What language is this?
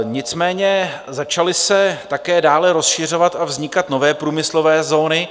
Czech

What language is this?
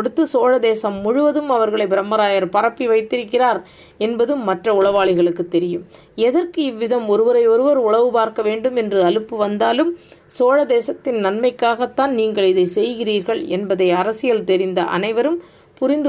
Tamil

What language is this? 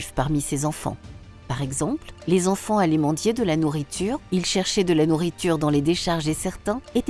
French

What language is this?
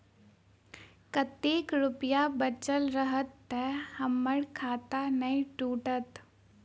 Maithili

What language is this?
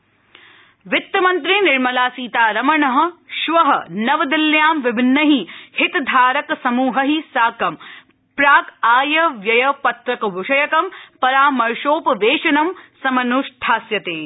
Sanskrit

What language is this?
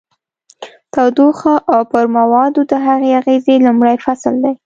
Pashto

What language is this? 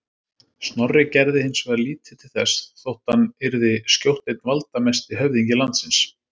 Icelandic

